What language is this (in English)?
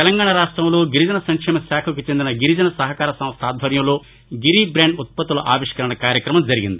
Telugu